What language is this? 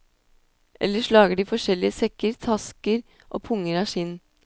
Norwegian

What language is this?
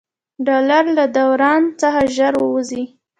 Pashto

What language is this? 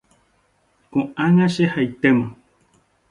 Guarani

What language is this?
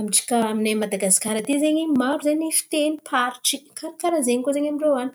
Antankarana Malagasy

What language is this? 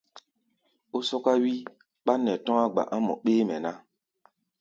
Gbaya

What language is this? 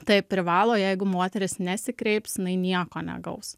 Lithuanian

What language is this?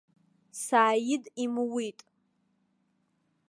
Abkhazian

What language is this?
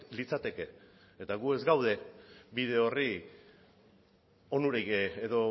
Basque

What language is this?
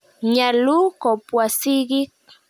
Kalenjin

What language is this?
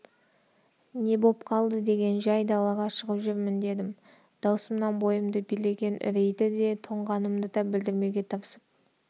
Kazakh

